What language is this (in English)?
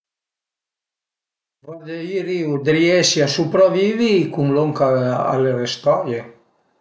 Piedmontese